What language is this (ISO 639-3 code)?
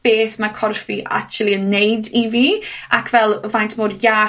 cym